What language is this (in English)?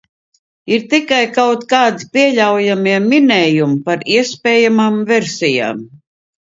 Latvian